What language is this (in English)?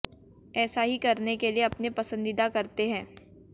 Hindi